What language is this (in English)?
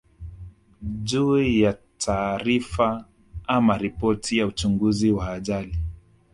Swahili